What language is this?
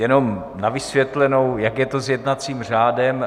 Czech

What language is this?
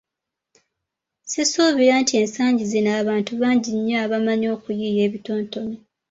Ganda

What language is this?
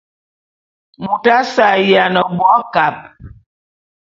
Bulu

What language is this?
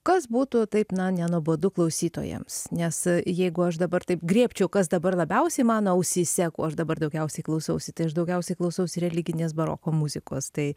Lithuanian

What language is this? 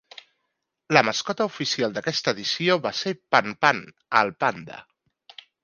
Catalan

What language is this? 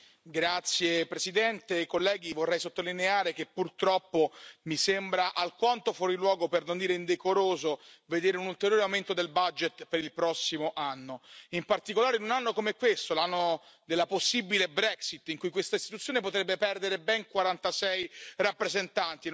Italian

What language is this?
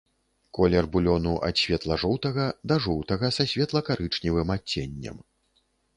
Belarusian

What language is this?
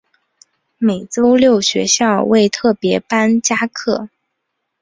Chinese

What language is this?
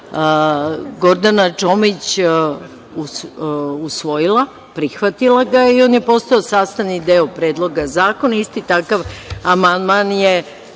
Serbian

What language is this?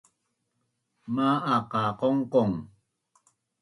Bunun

